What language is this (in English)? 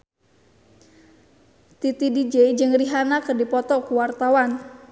Sundanese